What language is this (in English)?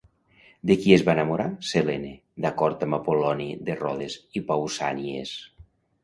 Catalan